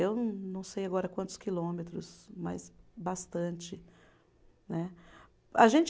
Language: Portuguese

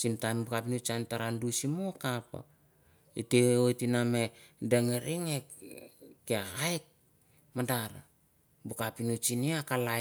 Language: Mandara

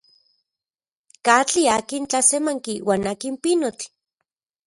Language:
Central Puebla Nahuatl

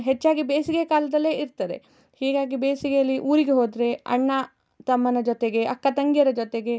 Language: Kannada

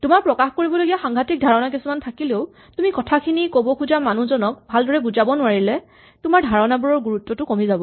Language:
Assamese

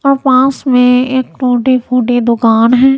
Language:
Hindi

